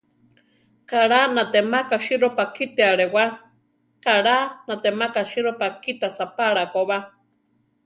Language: Central Tarahumara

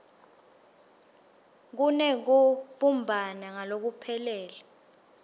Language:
Swati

